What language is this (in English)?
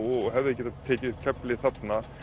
Icelandic